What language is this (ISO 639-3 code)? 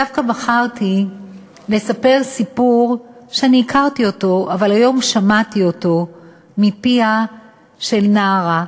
heb